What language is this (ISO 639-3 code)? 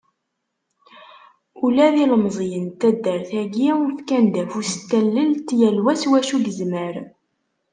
kab